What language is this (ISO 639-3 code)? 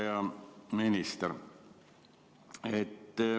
est